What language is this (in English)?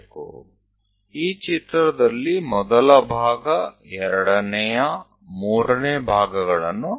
Gujarati